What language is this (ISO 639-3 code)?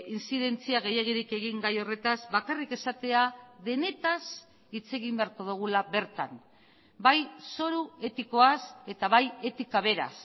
eus